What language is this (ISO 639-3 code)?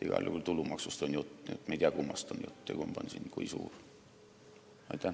est